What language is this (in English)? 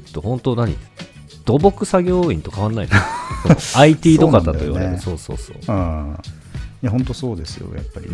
Japanese